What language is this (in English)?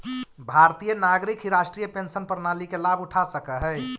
Magahi